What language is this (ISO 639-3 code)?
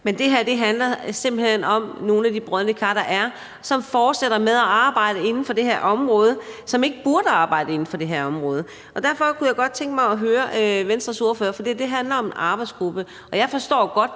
dan